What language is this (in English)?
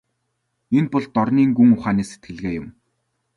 Mongolian